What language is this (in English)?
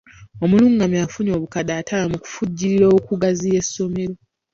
Ganda